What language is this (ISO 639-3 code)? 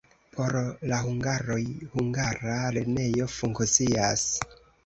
epo